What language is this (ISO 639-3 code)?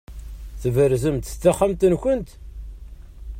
kab